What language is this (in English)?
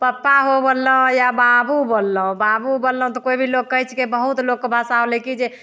Maithili